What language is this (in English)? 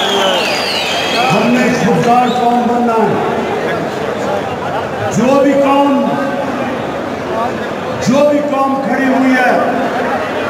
Dutch